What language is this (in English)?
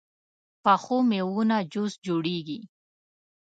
Pashto